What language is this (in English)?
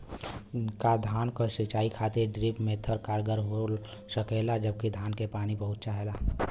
Bhojpuri